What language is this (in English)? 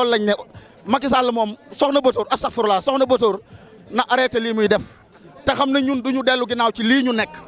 Indonesian